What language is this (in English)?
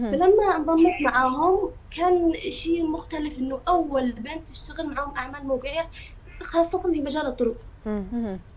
Arabic